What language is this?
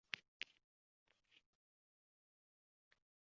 Uzbek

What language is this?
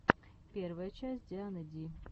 Russian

